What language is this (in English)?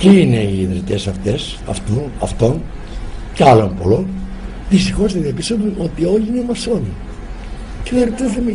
Greek